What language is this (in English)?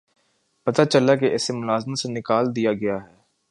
Urdu